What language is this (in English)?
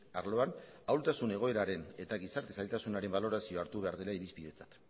Basque